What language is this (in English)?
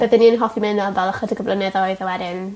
Welsh